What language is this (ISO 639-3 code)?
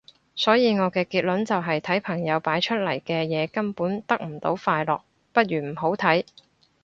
yue